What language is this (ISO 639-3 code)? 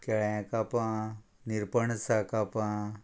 kok